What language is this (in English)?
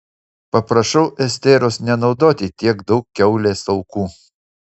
Lithuanian